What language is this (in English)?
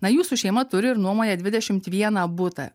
Lithuanian